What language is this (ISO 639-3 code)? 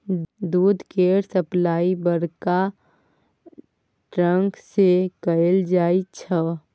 mai